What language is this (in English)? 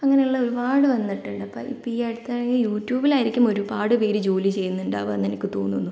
Malayalam